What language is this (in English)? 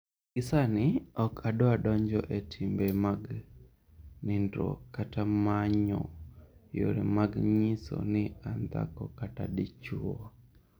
Luo (Kenya and Tanzania)